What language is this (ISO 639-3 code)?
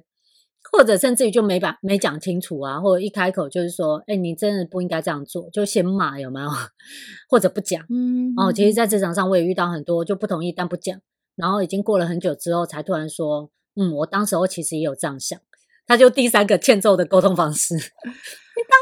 zho